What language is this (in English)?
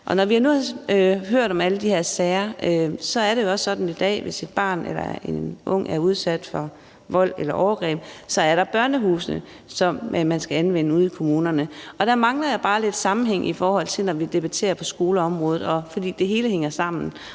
Danish